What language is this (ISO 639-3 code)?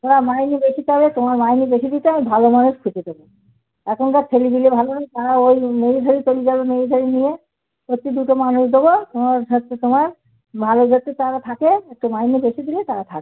ben